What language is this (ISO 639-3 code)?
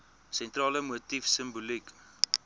afr